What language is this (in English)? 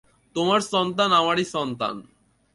Bangla